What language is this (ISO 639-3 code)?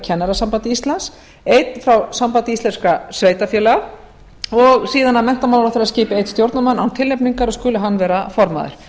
isl